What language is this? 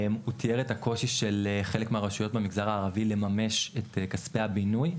Hebrew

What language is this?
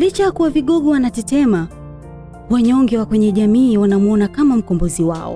Swahili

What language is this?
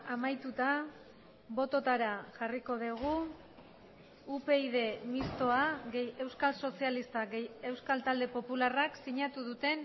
Basque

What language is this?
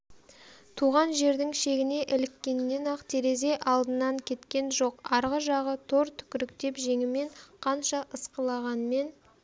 Kazakh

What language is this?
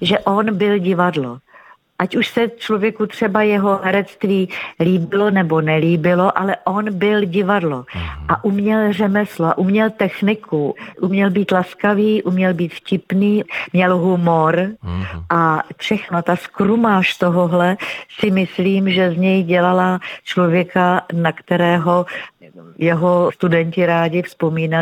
Czech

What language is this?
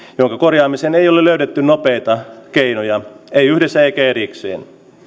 Finnish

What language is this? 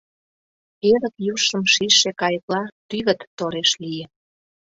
Mari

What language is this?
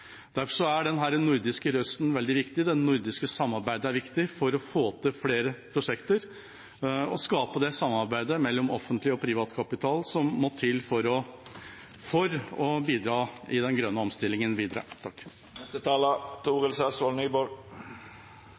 Norwegian Bokmål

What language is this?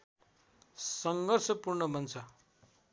Nepali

